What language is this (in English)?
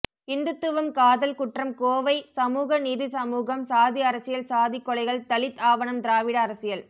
Tamil